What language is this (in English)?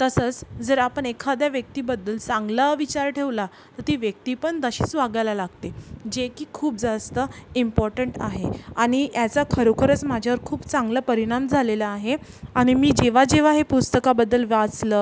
Marathi